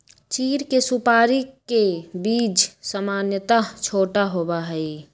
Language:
Magahi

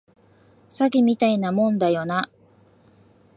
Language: Japanese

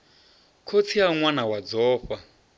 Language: Venda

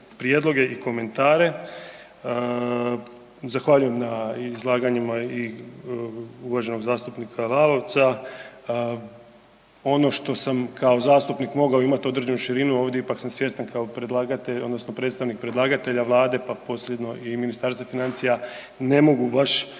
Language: Croatian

